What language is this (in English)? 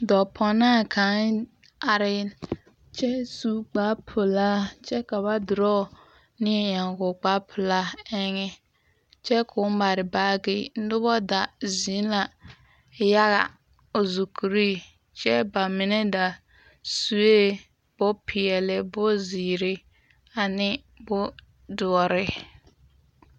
Southern Dagaare